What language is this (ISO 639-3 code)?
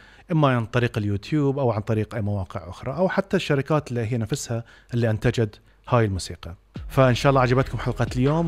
ara